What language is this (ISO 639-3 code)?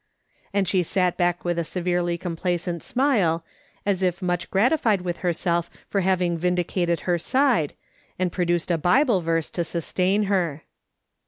eng